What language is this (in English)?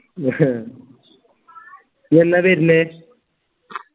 Malayalam